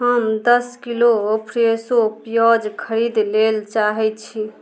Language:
Maithili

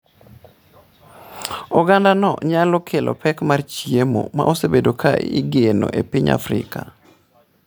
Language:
Luo (Kenya and Tanzania)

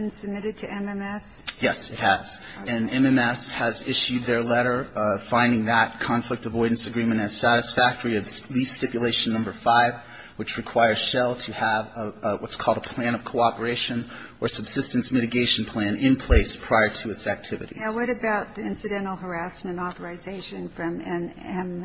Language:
English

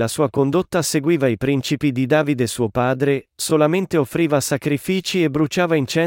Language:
Italian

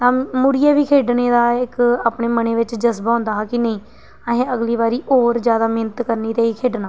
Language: Dogri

